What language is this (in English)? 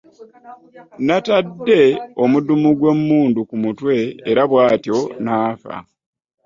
Ganda